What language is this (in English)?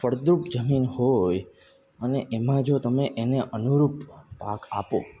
Gujarati